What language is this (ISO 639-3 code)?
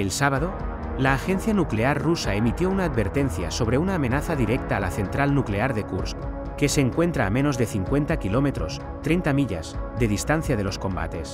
spa